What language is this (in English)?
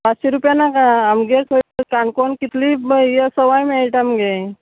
Konkani